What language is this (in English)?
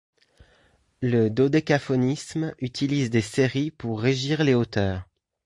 French